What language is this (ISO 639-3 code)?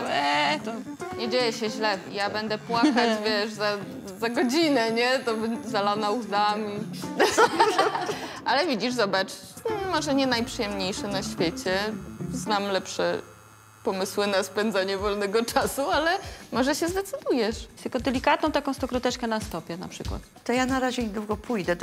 pol